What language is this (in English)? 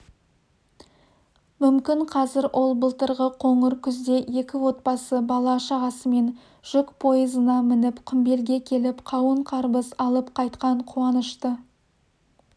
Kazakh